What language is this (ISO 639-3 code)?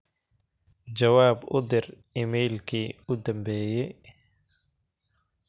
som